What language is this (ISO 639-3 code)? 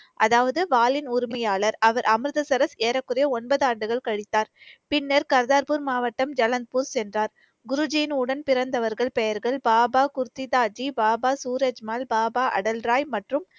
tam